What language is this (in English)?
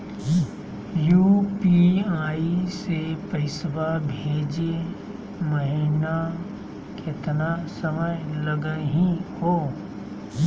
Magahi